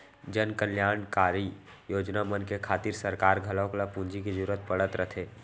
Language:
Chhattisgarhi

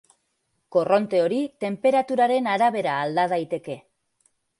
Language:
Basque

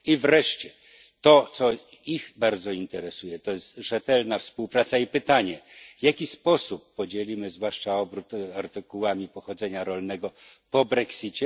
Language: Polish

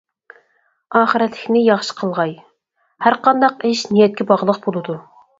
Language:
Uyghur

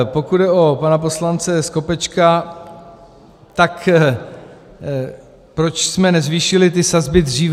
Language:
Czech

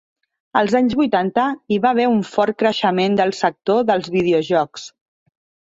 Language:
Catalan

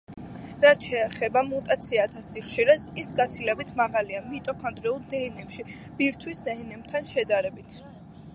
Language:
Georgian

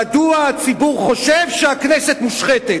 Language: Hebrew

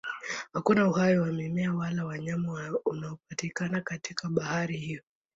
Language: Swahili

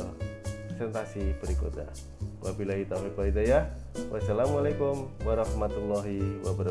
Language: Indonesian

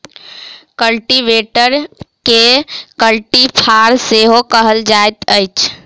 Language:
Maithili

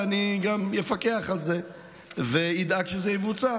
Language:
Hebrew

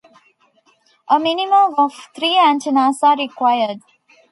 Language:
English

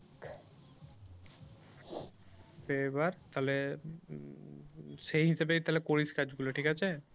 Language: Bangla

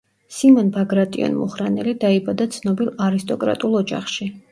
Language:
Georgian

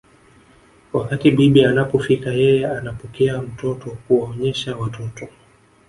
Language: Swahili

